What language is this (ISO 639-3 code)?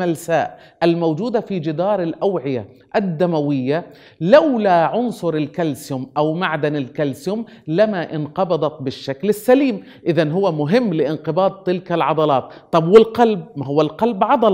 ara